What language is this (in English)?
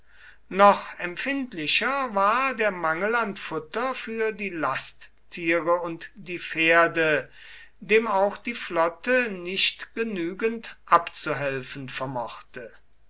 German